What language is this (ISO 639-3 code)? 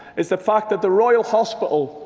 eng